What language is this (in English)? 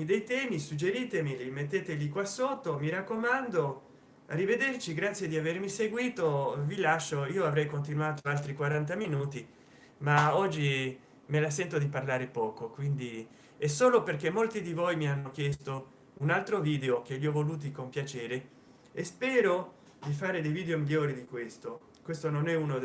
Italian